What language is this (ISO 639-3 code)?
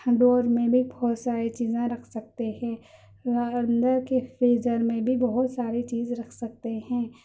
urd